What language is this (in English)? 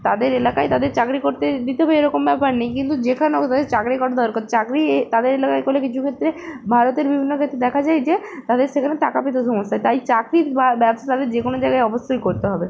Bangla